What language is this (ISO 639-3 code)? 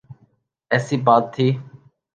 urd